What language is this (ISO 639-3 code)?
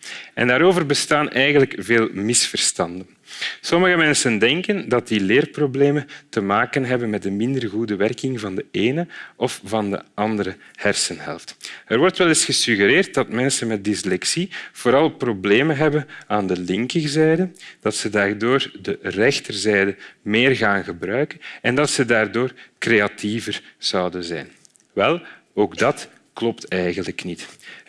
nld